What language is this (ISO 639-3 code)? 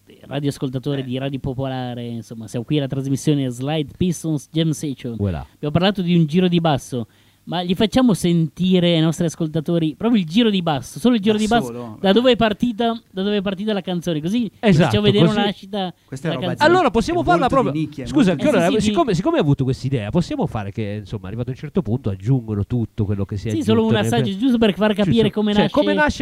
ita